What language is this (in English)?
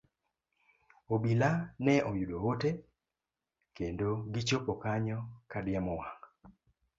Luo (Kenya and Tanzania)